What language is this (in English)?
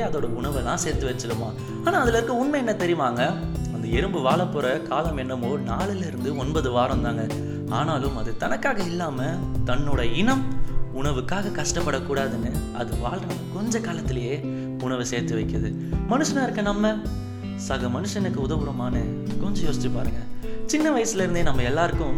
Tamil